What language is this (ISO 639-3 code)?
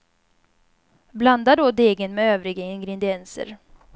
swe